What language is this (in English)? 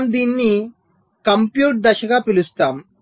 Telugu